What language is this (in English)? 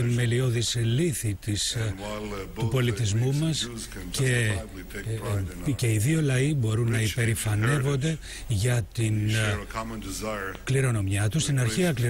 Greek